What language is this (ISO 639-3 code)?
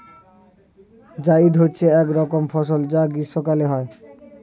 ben